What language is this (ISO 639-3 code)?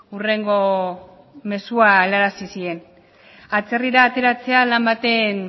eus